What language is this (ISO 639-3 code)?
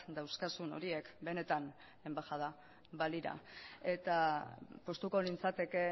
eus